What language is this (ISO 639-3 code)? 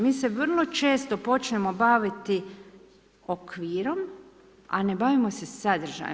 hrv